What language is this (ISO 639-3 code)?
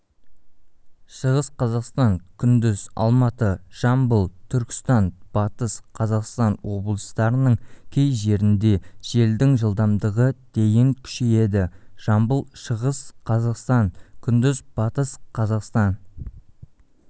kaz